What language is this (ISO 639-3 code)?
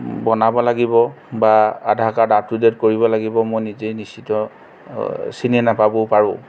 asm